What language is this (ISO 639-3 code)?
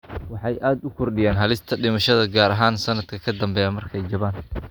som